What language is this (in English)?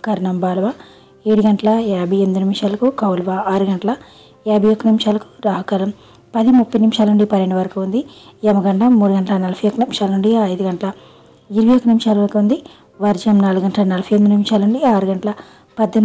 Hindi